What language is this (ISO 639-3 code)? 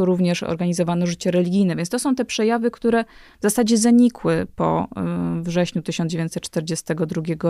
pol